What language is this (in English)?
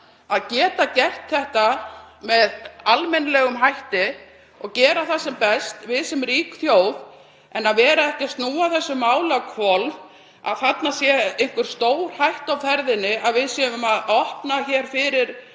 Icelandic